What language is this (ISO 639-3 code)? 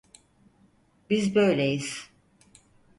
tur